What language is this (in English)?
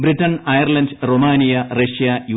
Malayalam